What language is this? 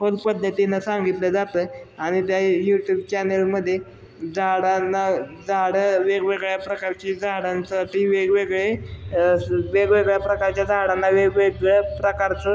Marathi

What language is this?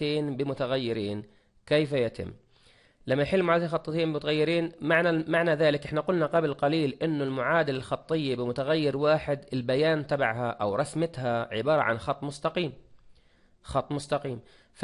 Arabic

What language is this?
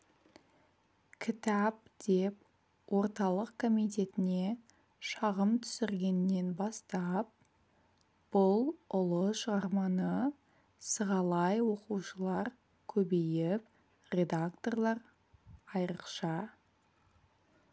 Kazakh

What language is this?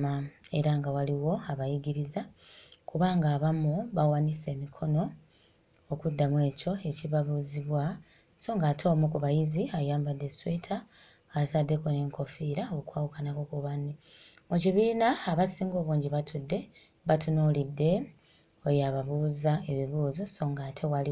Ganda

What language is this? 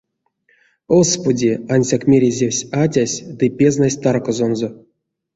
Erzya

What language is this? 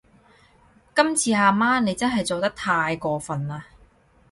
Cantonese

